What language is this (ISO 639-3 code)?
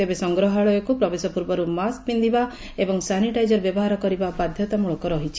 ori